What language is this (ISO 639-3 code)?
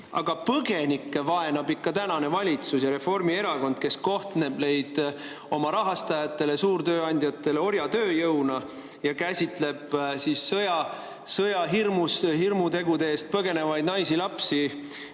est